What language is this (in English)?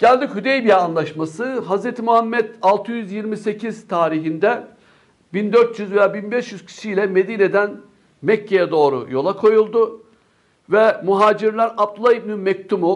Turkish